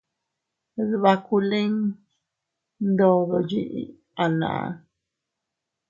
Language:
Teutila Cuicatec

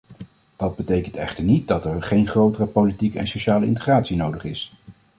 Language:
Dutch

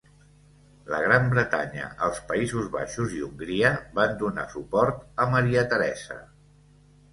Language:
Catalan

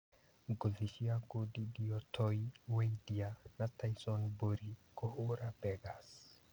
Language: Kikuyu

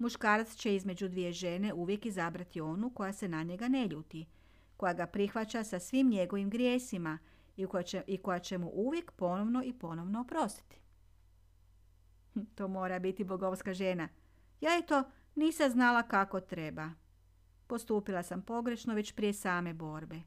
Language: Croatian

